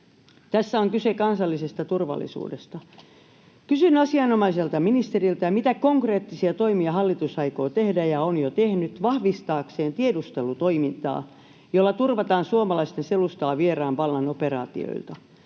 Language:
Finnish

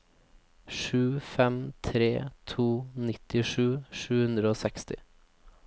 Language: Norwegian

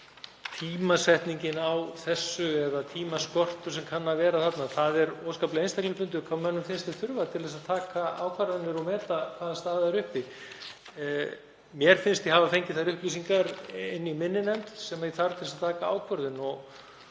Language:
Icelandic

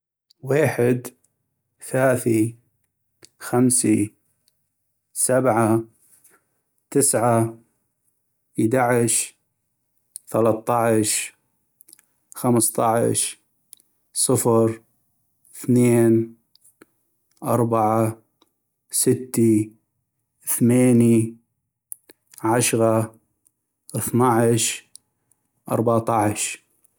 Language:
North Mesopotamian Arabic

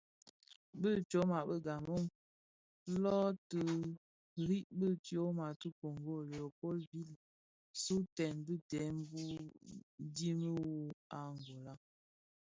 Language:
Bafia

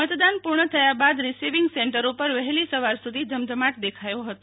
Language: Gujarati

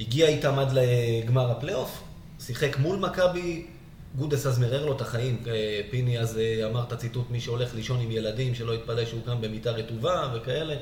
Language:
Hebrew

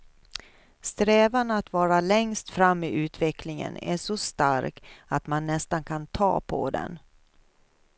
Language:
Swedish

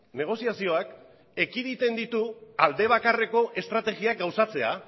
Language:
Basque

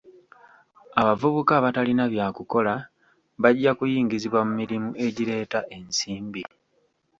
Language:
Ganda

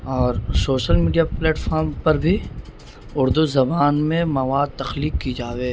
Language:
Urdu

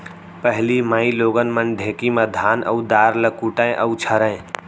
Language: Chhattisgarhi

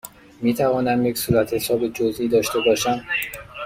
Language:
Persian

